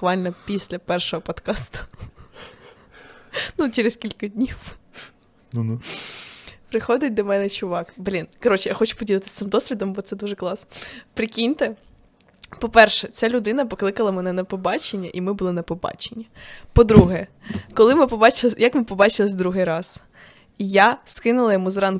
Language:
Ukrainian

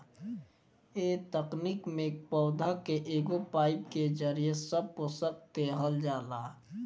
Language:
Bhojpuri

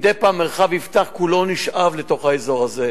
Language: Hebrew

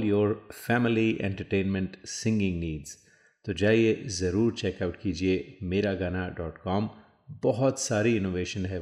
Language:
Hindi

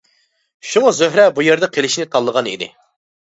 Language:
Uyghur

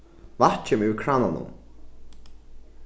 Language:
Faroese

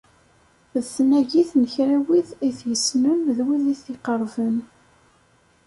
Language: Kabyle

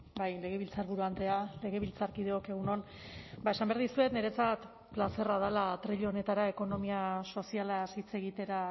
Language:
Basque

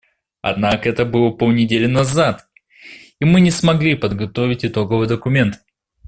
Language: Russian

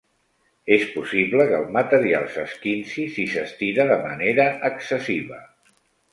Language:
Catalan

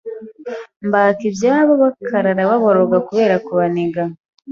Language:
Kinyarwanda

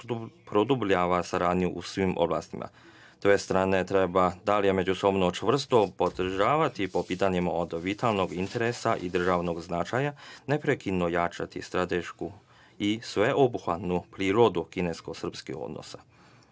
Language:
Serbian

